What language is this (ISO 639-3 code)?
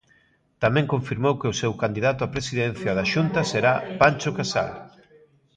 glg